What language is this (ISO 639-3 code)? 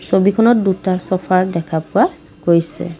asm